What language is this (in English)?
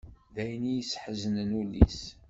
Kabyle